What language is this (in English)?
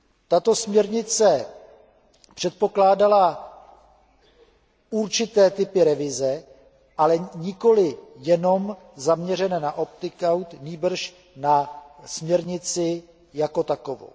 Czech